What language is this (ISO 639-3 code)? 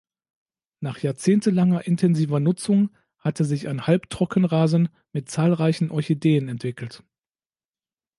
deu